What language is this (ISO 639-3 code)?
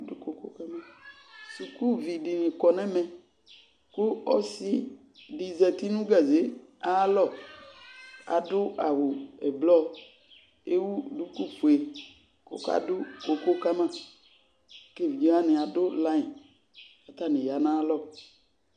kpo